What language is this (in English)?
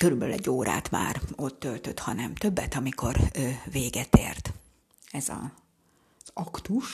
Hungarian